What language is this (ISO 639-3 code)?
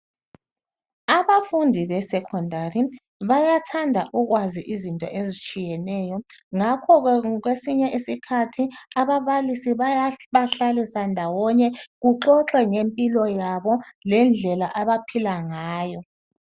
nde